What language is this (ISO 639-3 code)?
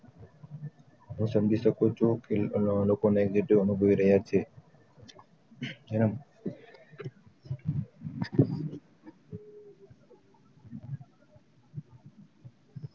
guj